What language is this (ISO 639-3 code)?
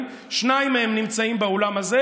heb